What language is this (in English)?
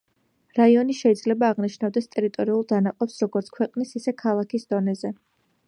Georgian